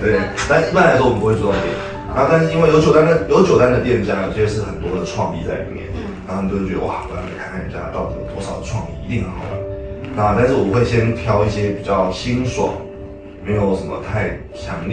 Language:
Chinese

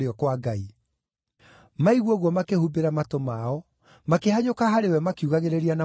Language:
Kikuyu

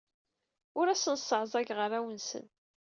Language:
Kabyle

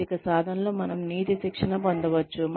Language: Telugu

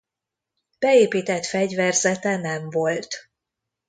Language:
Hungarian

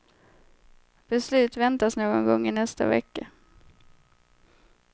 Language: Swedish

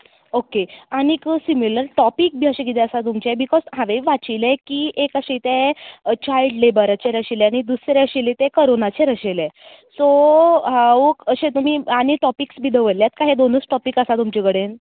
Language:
Konkani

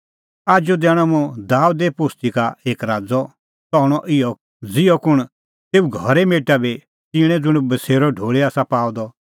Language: Kullu Pahari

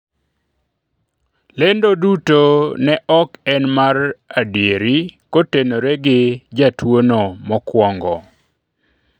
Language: Luo (Kenya and Tanzania)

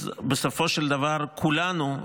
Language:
Hebrew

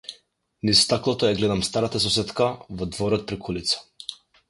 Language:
Macedonian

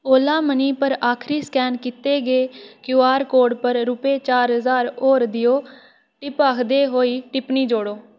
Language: Dogri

